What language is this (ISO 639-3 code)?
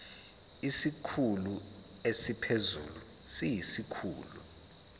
zul